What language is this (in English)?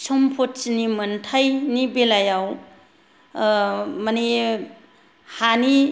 Bodo